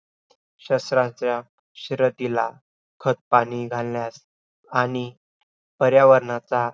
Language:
Marathi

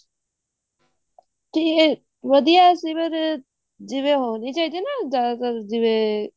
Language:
Punjabi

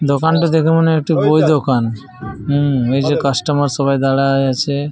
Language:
Bangla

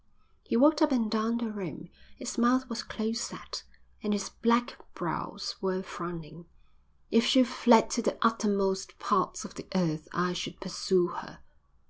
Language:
English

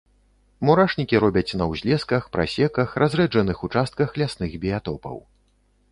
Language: Belarusian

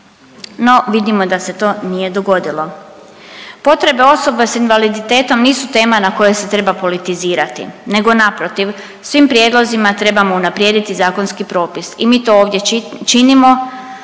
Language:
Croatian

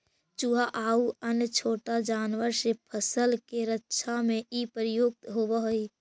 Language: Magahi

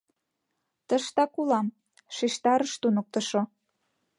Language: Mari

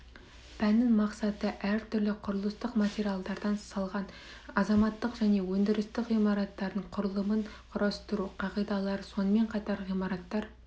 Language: Kazakh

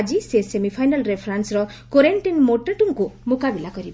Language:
Odia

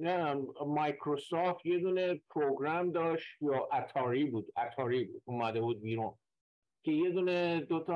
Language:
Persian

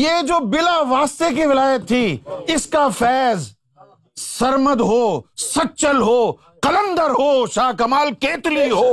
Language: Urdu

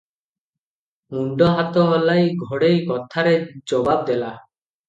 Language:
Odia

